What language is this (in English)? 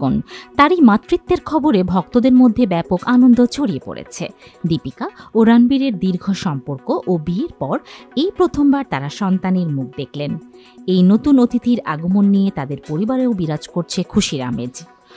Bangla